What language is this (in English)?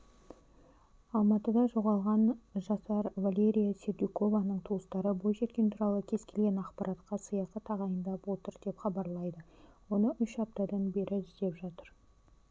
Kazakh